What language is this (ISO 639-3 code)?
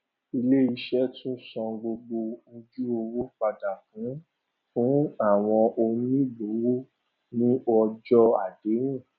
yor